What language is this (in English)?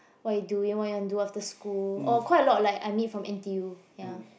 English